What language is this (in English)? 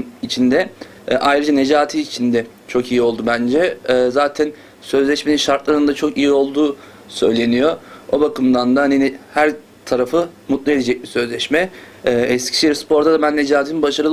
Turkish